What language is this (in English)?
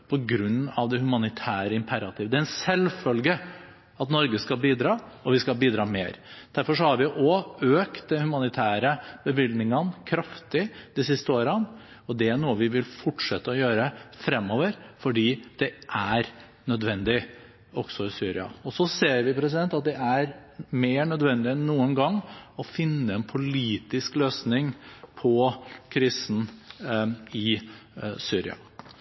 Norwegian Bokmål